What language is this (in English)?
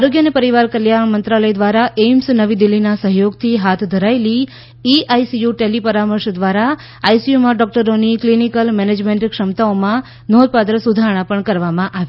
Gujarati